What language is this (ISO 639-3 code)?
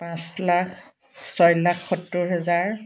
asm